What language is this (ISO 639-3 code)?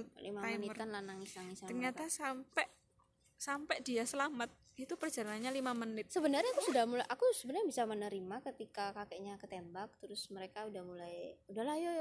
ind